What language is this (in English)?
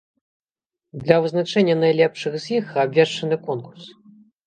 Belarusian